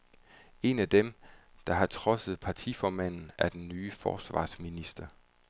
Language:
Danish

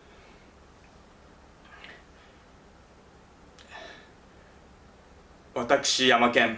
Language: Japanese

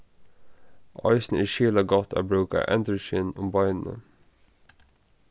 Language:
Faroese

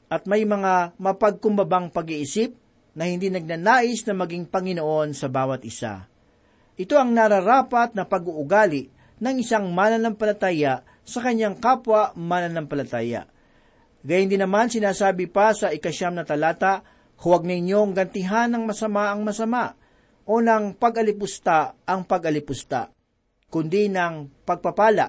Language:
Filipino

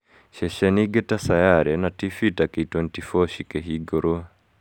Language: Kikuyu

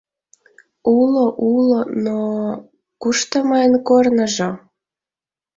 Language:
Mari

